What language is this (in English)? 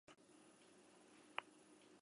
Basque